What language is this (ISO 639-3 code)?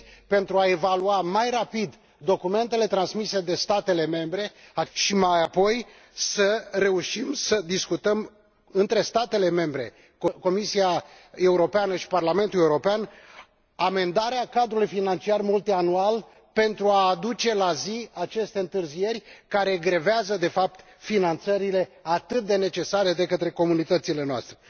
ron